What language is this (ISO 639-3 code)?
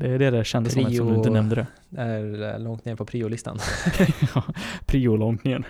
swe